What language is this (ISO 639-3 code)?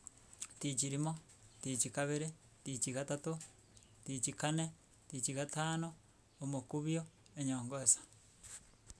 guz